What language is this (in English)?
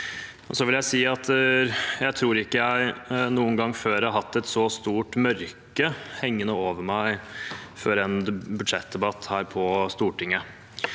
Norwegian